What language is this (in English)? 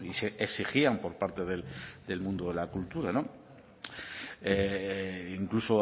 Spanish